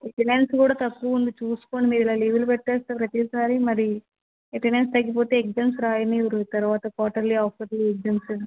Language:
Telugu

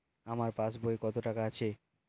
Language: Bangla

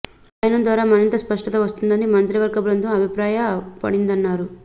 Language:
Telugu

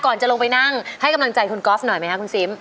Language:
Thai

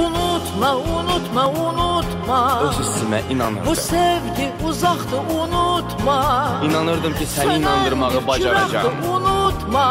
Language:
Turkish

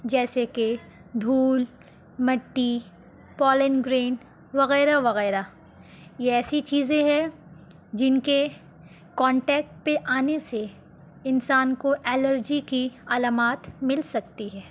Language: Urdu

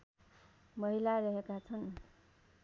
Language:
Nepali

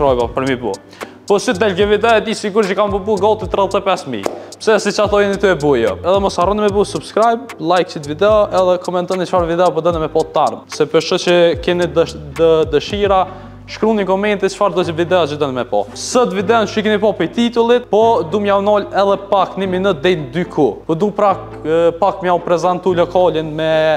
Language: Romanian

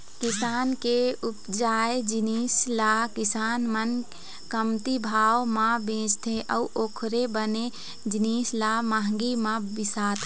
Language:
Chhattisgarhi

